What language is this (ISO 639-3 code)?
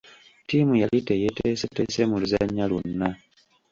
lug